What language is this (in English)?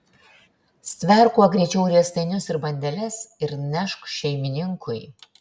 Lithuanian